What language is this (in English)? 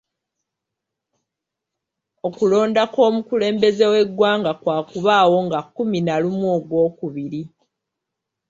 Ganda